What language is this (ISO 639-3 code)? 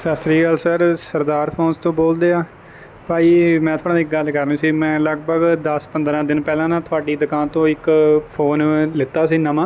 pan